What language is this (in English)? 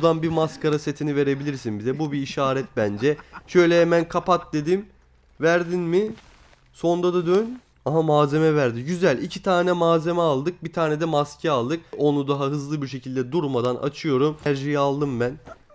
Turkish